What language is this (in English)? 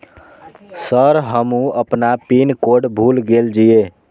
Maithili